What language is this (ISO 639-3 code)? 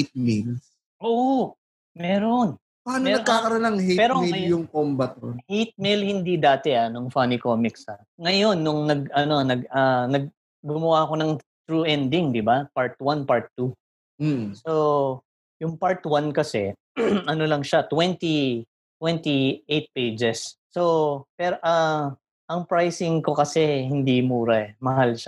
fil